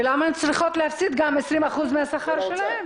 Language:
Hebrew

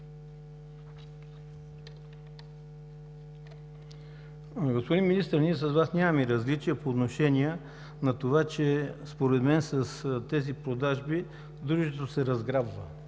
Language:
Bulgarian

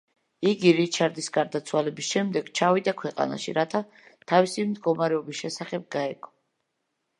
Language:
Georgian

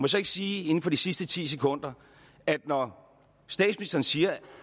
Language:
Danish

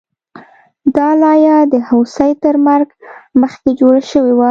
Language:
Pashto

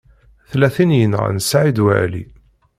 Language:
Kabyle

